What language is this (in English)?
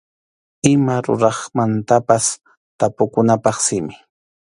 Arequipa-La Unión Quechua